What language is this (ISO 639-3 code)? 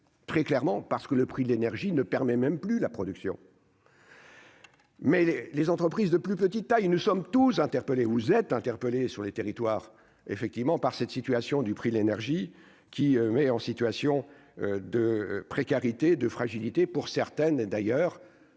fra